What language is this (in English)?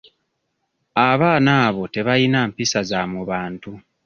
Ganda